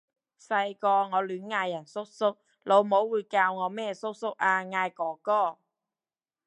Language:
Cantonese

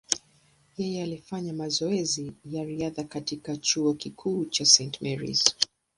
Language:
Swahili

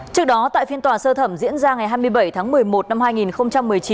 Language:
Vietnamese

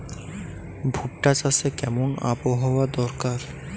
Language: Bangla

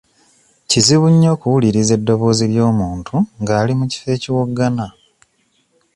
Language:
Ganda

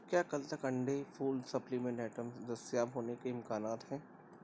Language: Urdu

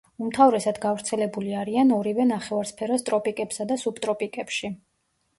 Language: Georgian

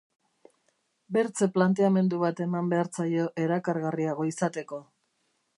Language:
Basque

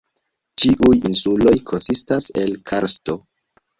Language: Esperanto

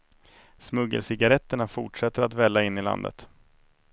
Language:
Swedish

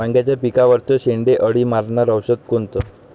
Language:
Marathi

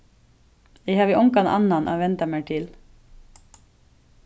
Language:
Faroese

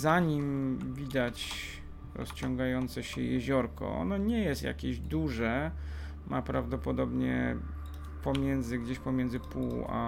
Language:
Polish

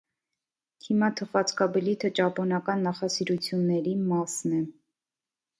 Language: Armenian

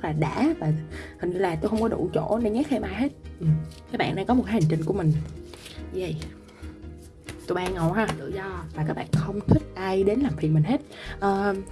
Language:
Vietnamese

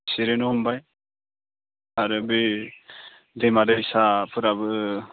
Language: Bodo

